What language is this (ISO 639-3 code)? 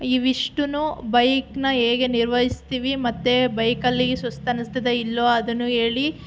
kan